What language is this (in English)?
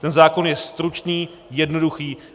Czech